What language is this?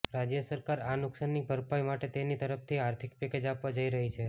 Gujarati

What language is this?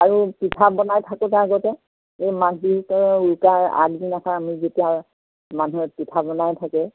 Assamese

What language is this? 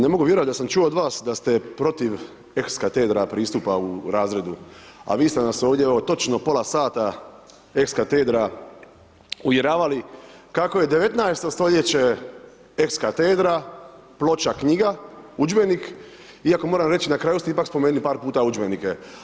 Croatian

